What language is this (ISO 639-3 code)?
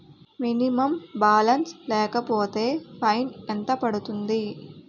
tel